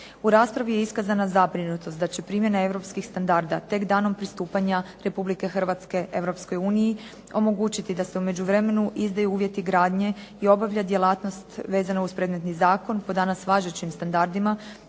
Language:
Croatian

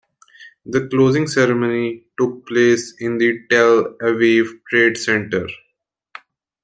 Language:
English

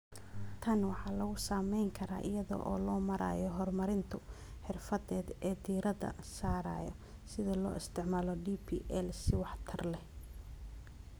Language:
Somali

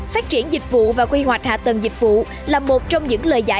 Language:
Vietnamese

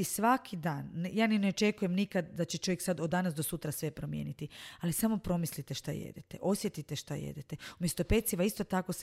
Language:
Croatian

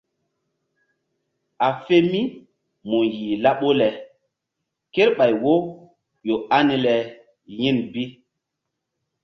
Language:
Mbum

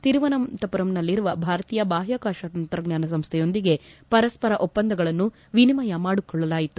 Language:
Kannada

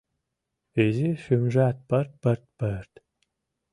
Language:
Mari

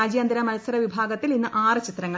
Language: Malayalam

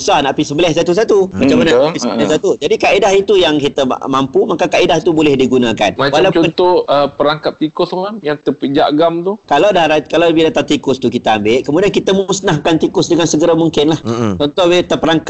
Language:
Malay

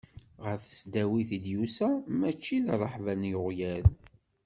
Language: Kabyle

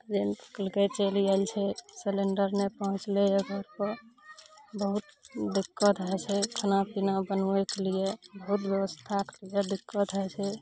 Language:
Maithili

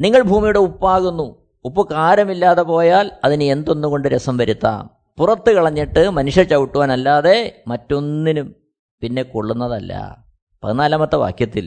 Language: Malayalam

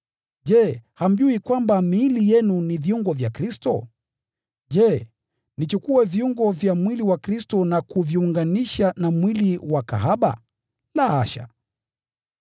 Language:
Swahili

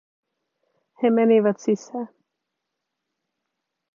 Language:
Finnish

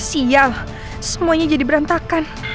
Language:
Indonesian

